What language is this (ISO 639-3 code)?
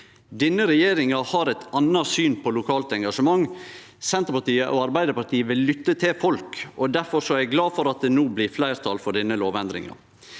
nor